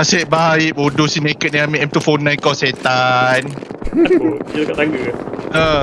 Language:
Malay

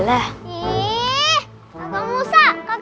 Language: Indonesian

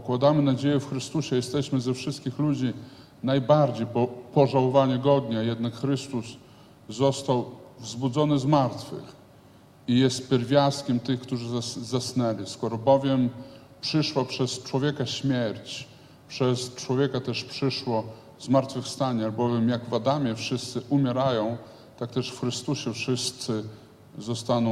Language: Polish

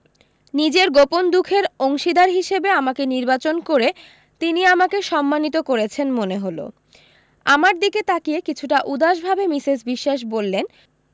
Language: Bangla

